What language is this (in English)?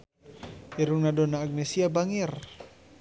Sundanese